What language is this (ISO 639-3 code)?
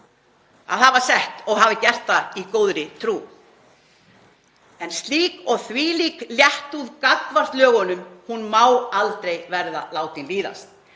isl